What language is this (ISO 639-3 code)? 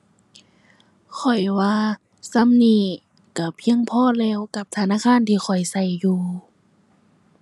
tha